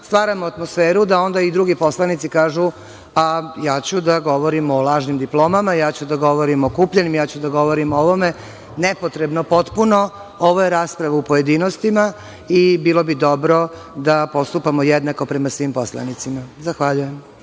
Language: Serbian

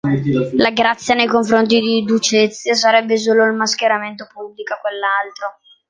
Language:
Italian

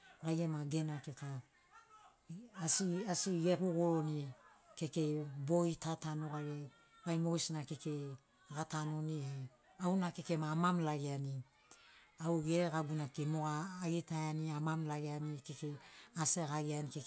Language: Sinaugoro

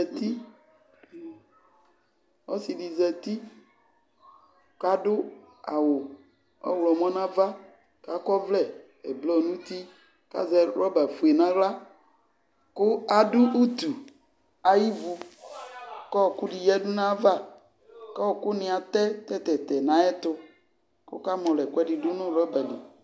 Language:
Ikposo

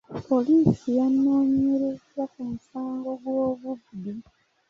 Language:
Ganda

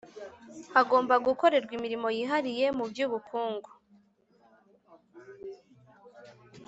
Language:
Kinyarwanda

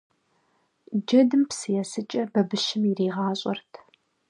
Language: Kabardian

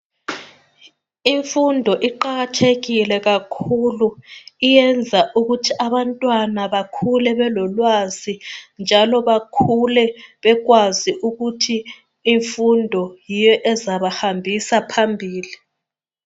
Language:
North Ndebele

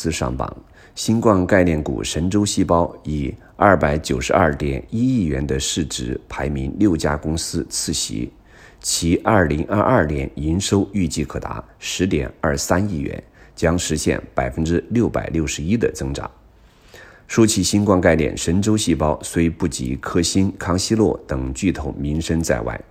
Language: Chinese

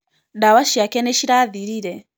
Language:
Kikuyu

